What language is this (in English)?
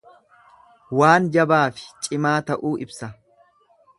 Oromo